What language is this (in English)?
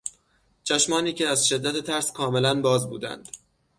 Persian